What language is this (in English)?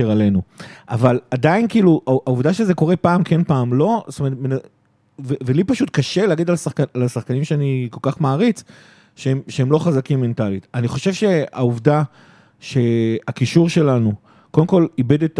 Hebrew